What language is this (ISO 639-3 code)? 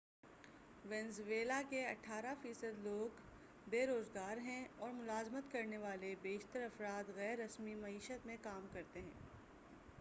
urd